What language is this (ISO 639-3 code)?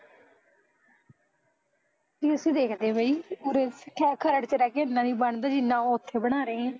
pan